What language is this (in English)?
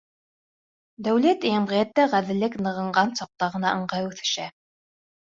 Bashkir